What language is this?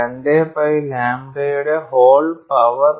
Malayalam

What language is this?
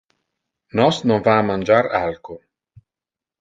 Interlingua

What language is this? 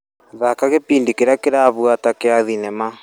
Kikuyu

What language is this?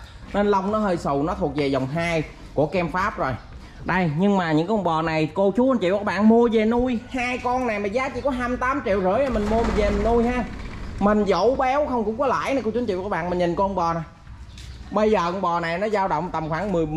Vietnamese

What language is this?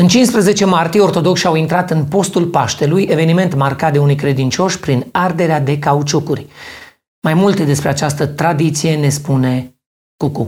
Romanian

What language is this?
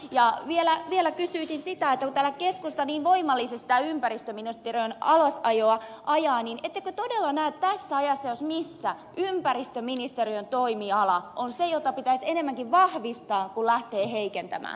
Finnish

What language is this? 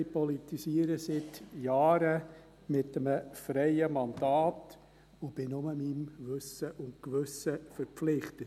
Swiss German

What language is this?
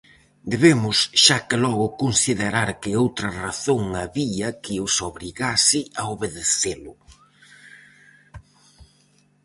Galician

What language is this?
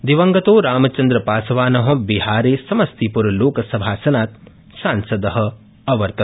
Sanskrit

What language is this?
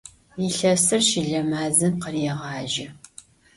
Adyghe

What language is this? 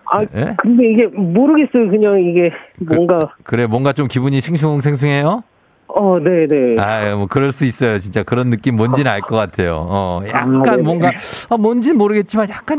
Korean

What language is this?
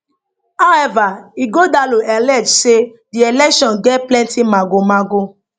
Nigerian Pidgin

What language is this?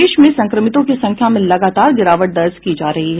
Hindi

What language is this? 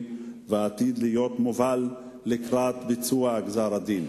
Hebrew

